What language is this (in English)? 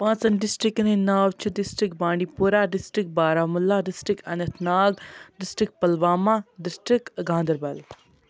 Kashmiri